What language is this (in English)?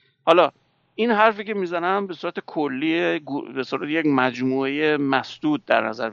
Persian